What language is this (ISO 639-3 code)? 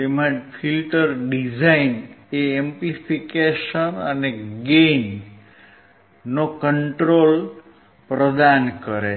guj